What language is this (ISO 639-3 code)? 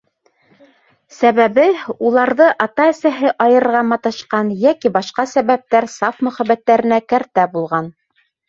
bak